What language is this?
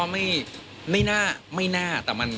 Thai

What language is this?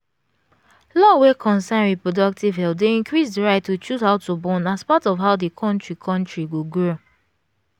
Nigerian Pidgin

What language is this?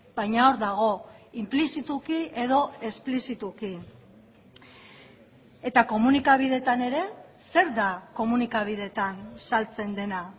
Basque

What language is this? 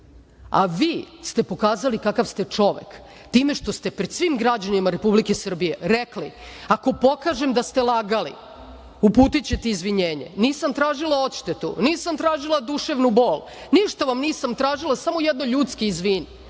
Serbian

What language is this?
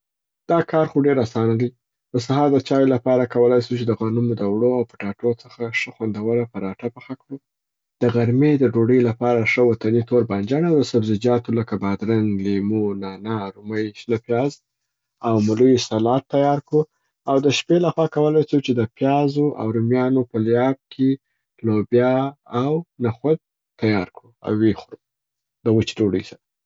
Southern Pashto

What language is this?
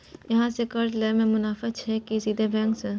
Maithili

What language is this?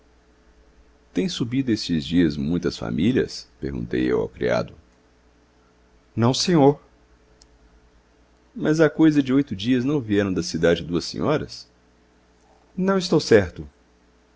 Portuguese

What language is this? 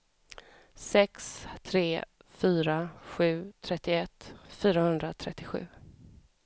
Swedish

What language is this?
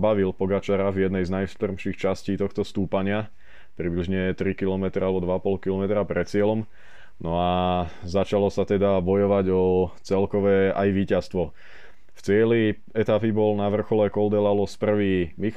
Slovak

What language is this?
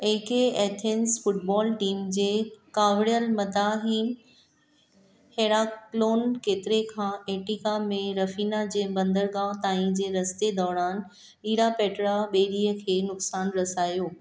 Sindhi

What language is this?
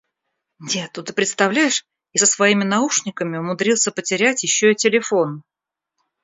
Russian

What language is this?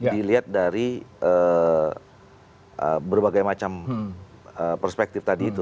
Indonesian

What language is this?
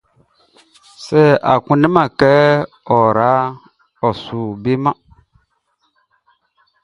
Baoulé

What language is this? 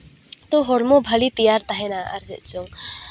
Santali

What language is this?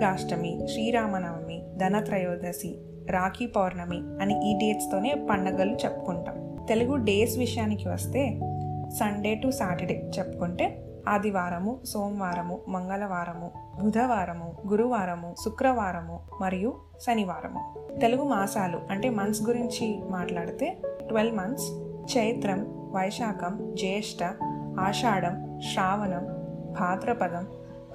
Telugu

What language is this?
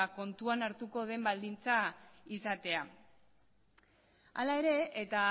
Basque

